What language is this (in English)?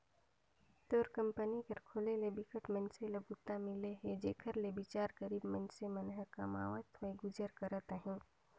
Chhattisgarhi